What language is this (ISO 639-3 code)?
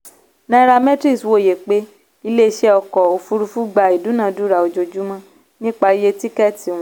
yor